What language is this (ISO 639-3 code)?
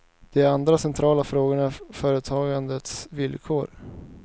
swe